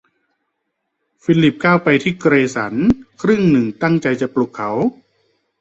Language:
Thai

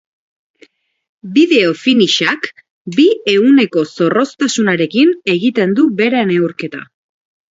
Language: Basque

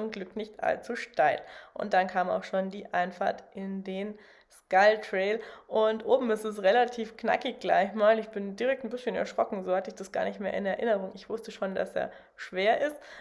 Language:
German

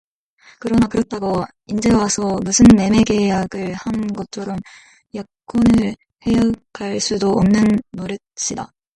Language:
Korean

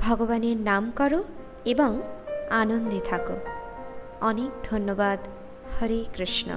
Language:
Bangla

